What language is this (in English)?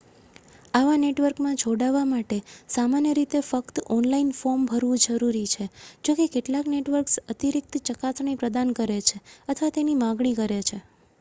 Gujarati